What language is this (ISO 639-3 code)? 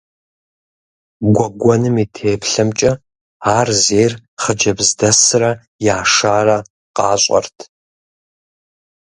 kbd